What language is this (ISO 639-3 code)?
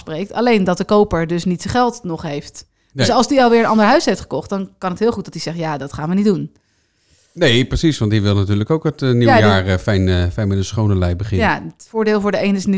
nld